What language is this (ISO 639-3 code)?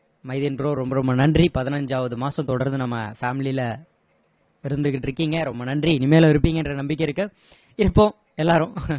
tam